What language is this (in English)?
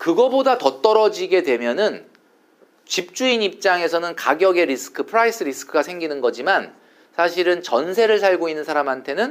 Korean